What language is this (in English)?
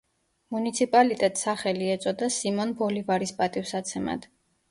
Georgian